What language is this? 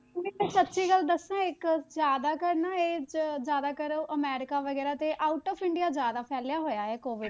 Punjabi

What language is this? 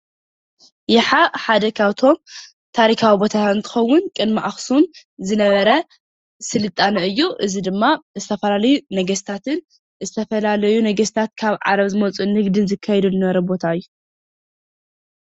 Tigrinya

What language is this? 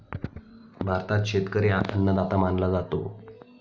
Marathi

